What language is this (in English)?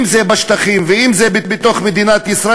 Hebrew